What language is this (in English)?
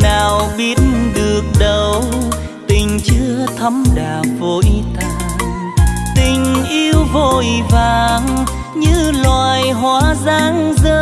Vietnamese